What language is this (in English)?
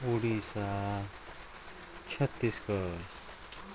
Nepali